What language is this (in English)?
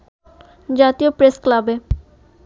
Bangla